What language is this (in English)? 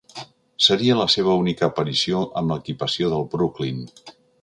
Catalan